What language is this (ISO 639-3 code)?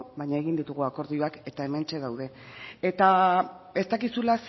eus